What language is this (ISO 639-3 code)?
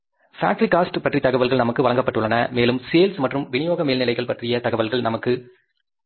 tam